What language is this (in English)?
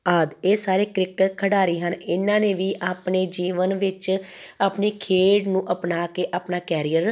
Punjabi